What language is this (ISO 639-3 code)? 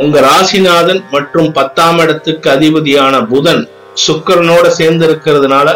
tam